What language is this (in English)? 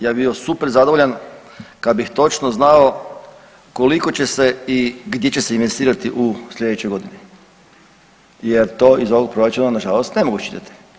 Croatian